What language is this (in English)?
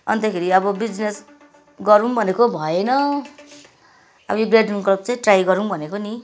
Nepali